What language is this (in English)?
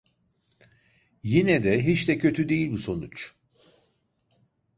Turkish